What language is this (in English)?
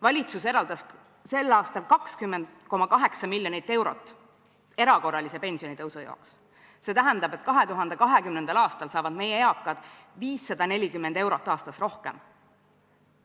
Estonian